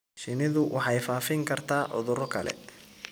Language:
Somali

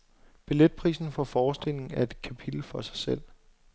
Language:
Danish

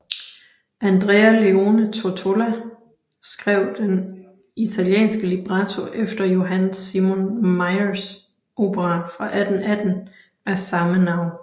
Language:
Danish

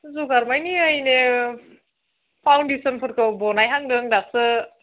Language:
Bodo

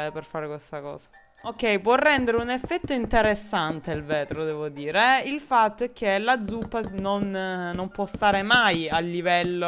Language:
Italian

